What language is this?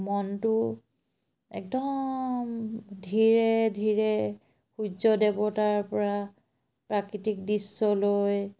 Assamese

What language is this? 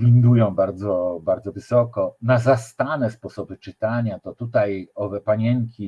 Polish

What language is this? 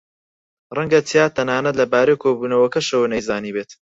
Central Kurdish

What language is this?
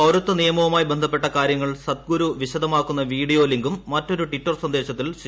Malayalam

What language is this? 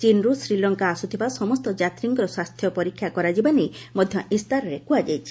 Odia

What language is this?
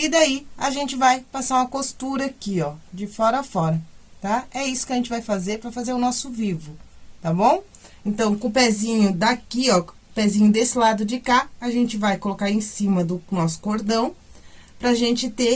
Portuguese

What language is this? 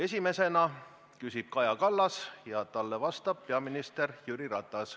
Estonian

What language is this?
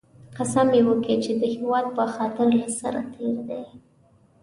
Pashto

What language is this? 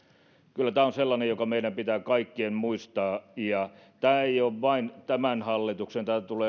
Finnish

